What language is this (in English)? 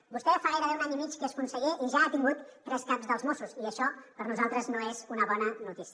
Catalan